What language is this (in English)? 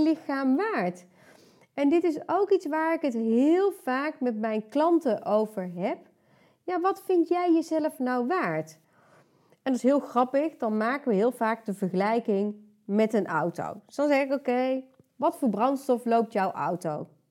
Dutch